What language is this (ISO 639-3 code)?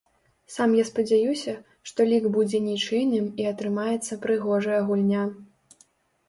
bel